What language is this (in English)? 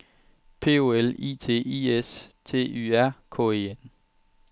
Danish